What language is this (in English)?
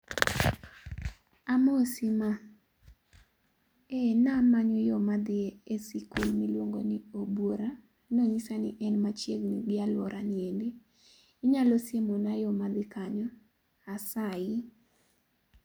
Luo (Kenya and Tanzania)